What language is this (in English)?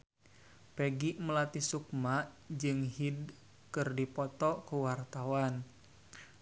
Sundanese